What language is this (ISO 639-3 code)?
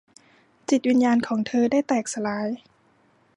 tha